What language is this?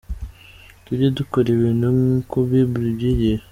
Kinyarwanda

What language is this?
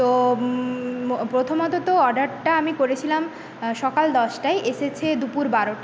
Bangla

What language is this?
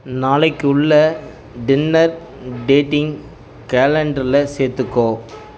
Tamil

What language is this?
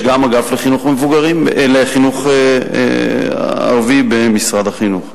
Hebrew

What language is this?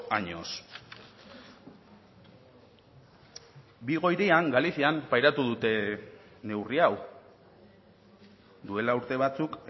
Basque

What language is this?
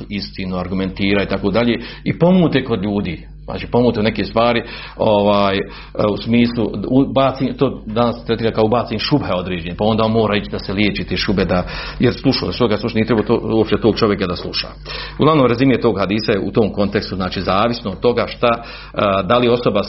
Croatian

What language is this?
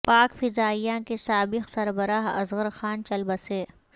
Urdu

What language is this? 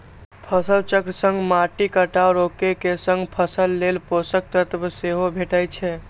Maithili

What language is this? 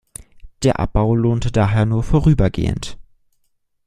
German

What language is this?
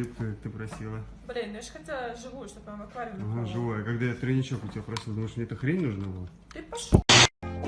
Russian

